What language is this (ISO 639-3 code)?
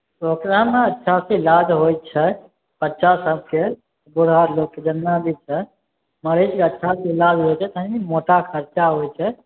mai